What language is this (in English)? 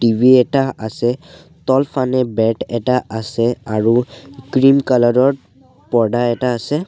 Assamese